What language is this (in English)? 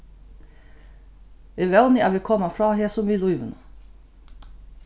Faroese